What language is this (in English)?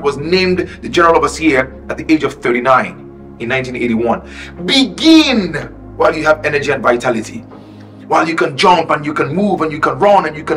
English